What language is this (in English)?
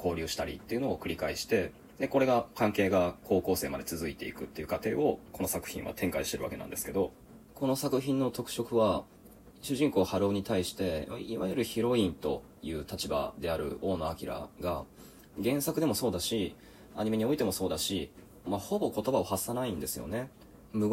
Japanese